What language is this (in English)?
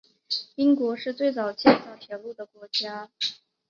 Chinese